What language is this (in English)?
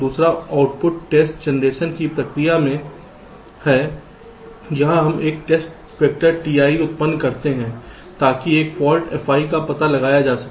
Hindi